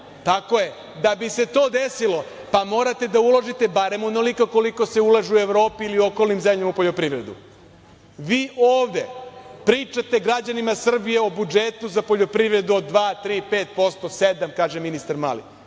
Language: Serbian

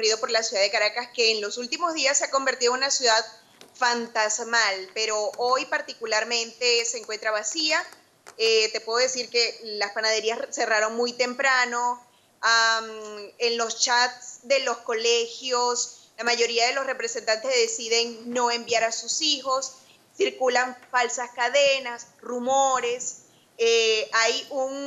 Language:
Spanish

